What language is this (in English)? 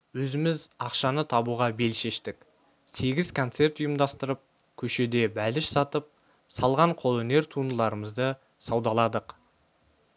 Kazakh